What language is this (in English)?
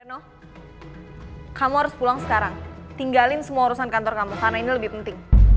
Indonesian